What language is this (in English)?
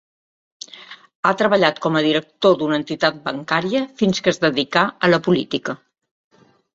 Catalan